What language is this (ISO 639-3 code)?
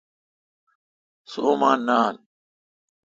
xka